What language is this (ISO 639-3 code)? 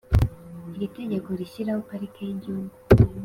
kin